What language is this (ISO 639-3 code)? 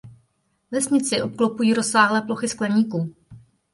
ces